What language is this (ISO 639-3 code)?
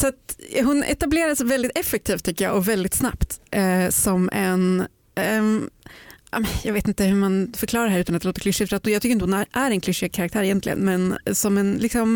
swe